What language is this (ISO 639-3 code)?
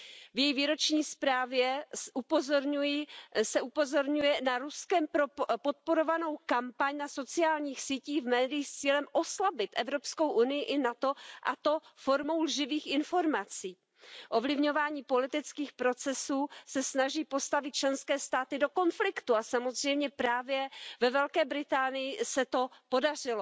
ces